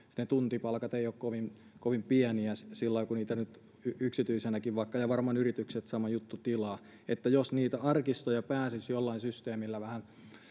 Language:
Finnish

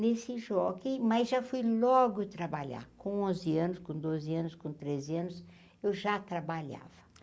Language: Portuguese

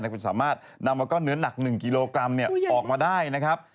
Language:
Thai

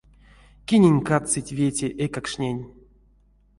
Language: Erzya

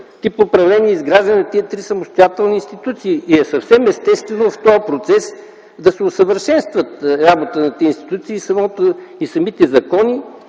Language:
Bulgarian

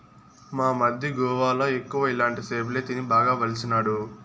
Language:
Telugu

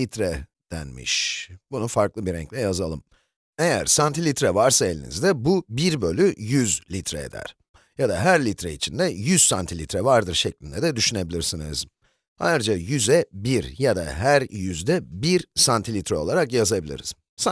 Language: Turkish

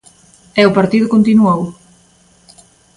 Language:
Galician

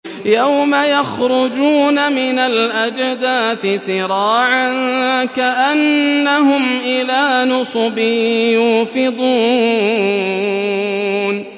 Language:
Arabic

